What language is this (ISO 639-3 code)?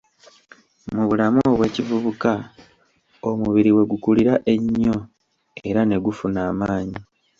lug